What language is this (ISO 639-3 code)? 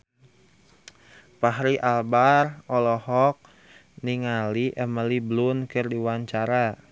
sun